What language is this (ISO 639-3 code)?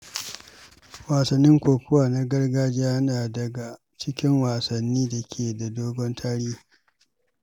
hau